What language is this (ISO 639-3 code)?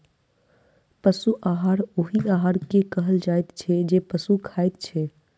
mai